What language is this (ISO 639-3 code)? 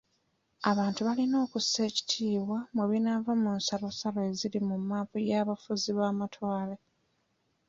lug